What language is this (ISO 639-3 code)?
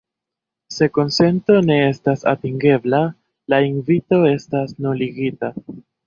epo